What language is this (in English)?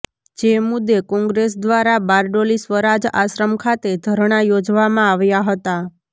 Gujarati